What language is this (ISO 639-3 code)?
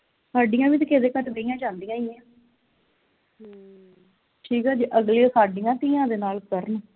pan